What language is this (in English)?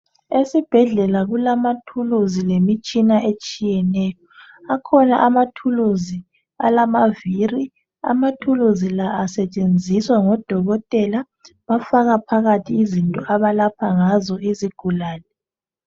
North Ndebele